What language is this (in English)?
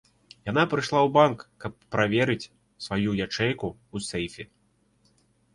Belarusian